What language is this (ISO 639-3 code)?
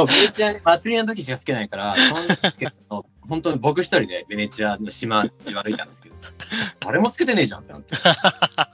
jpn